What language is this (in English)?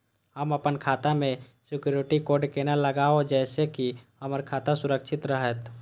Maithili